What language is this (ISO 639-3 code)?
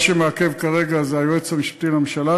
heb